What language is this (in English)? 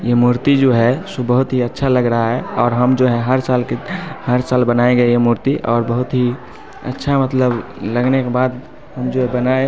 Hindi